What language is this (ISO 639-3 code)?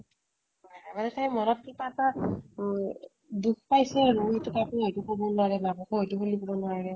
asm